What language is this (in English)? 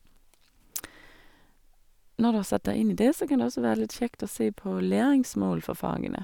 Norwegian